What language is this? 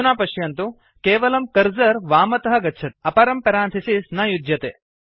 Sanskrit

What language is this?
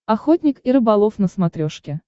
Russian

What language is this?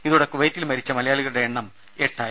Malayalam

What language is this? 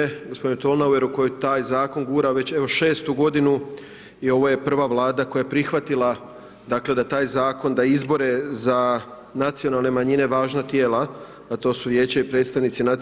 Croatian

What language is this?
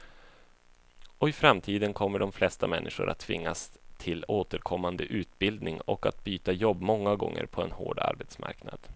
Swedish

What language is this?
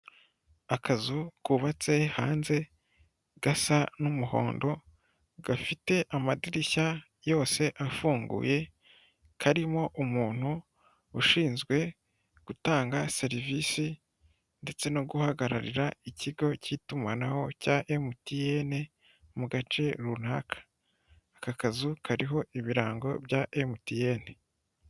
Kinyarwanda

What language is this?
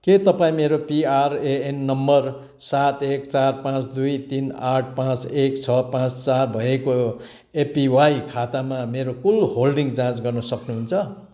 Nepali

